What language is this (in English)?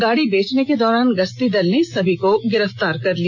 Hindi